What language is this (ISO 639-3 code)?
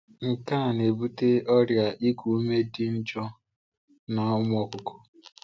ibo